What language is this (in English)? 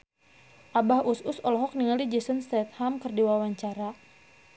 Sundanese